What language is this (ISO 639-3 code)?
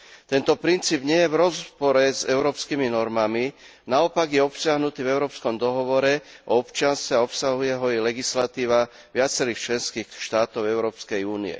slk